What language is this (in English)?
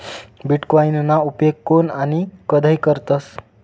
Marathi